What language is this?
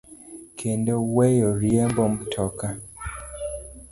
Luo (Kenya and Tanzania)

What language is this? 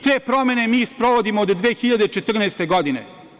Serbian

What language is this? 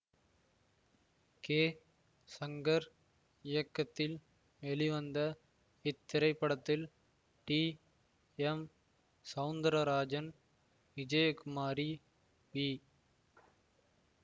Tamil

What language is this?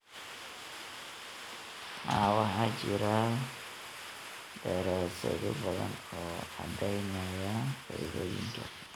Somali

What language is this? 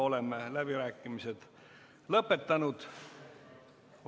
Estonian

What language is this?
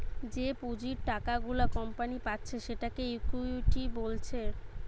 Bangla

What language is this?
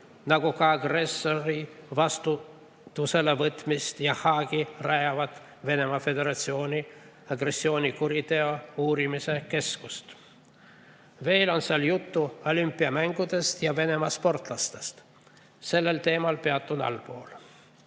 Estonian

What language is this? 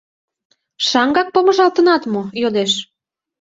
Mari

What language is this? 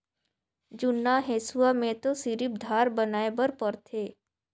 Chhattisgarhi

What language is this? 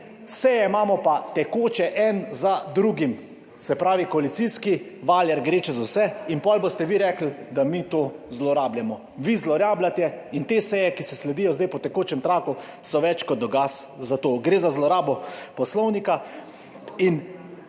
Slovenian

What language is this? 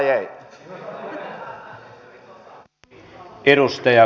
Finnish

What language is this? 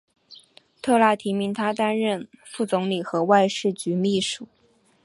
Chinese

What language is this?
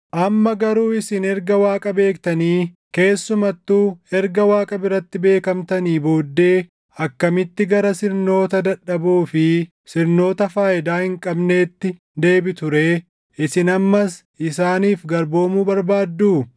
Oromo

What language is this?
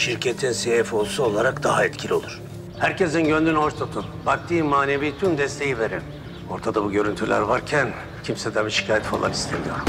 Turkish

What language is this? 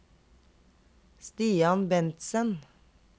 Norwegian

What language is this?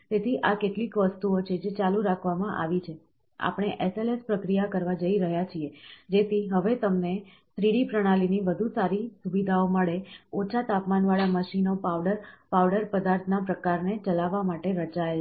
Gujarati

